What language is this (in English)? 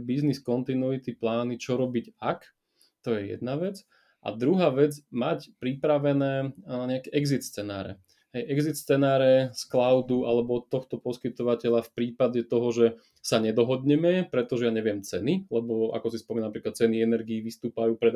Slovak